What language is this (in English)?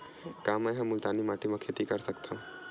Chhattisgarhi